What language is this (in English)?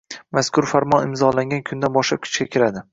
Uzbek